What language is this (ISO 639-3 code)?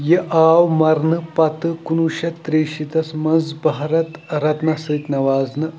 kas